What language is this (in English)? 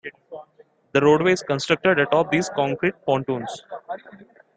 English